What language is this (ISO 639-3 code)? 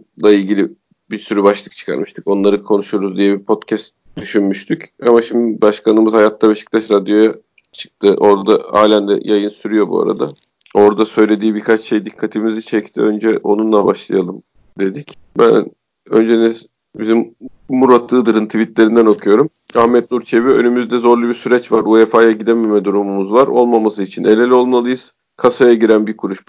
tur